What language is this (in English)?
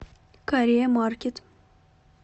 Russian